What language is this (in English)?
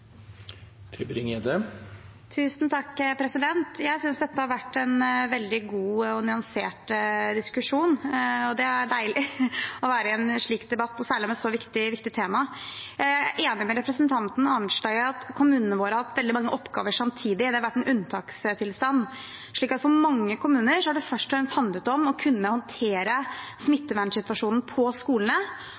Norwegian Bokmål